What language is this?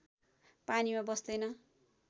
Nepali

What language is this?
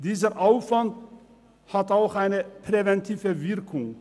Swiss German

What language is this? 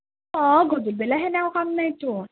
Assamese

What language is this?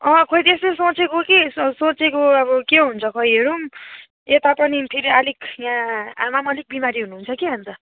Nepali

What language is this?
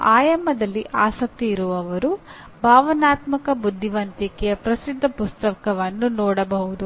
Kannada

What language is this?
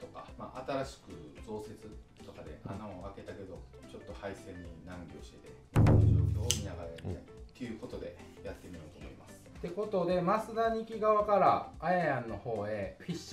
Japanese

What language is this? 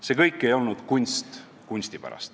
Estonian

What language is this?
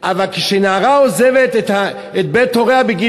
Hebrew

